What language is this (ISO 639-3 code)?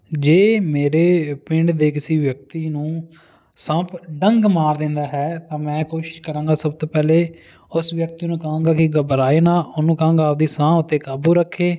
pan